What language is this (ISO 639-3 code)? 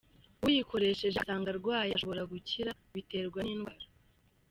kin